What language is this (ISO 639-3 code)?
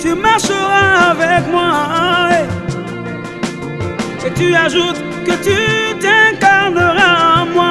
fra